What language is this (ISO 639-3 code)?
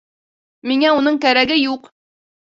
bak